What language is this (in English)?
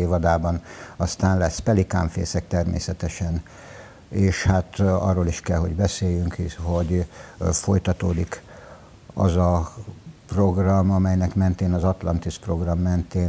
Hungarian